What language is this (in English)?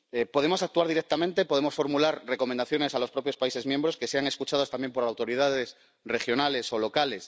Spanish